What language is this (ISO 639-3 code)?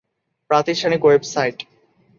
ben